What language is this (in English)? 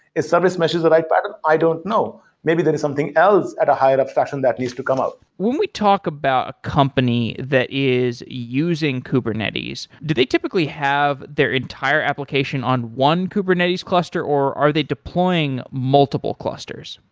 English